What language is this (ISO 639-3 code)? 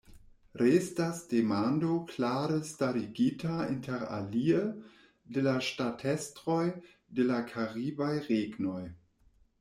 epo